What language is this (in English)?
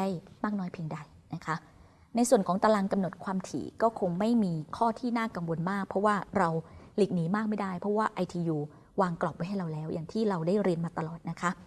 Thai